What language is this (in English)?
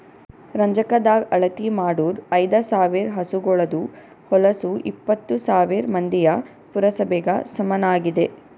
Kannada